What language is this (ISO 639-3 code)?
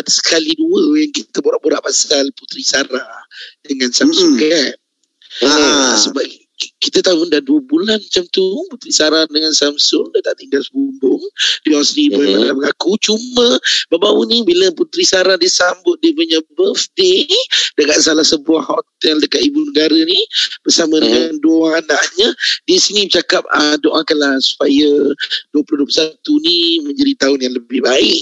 msa